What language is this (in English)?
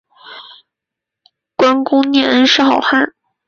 Chinese